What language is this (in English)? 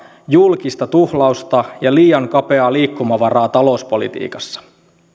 Finnish